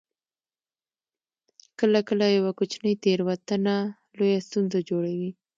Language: Pashto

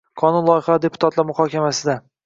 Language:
Uzbek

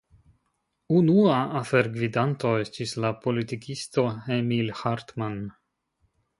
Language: Esperanto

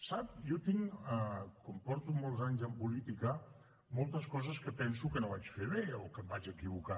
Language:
Catalan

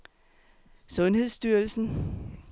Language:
Danish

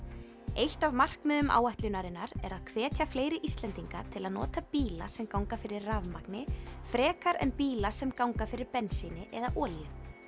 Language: Icelandic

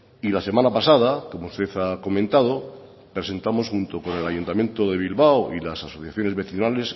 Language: Spanish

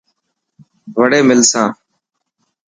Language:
Dhatki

